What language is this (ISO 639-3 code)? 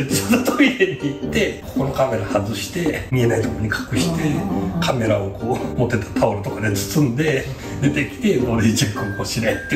jpn